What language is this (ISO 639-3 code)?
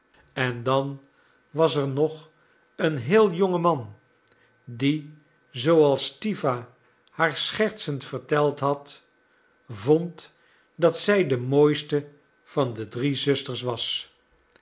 nld